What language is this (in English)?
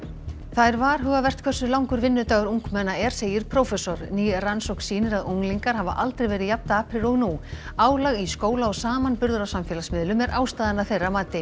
Icelandic